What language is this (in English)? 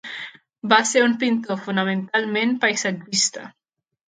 Catalan